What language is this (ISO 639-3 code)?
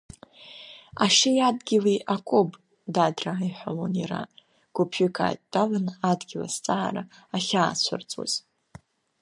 abk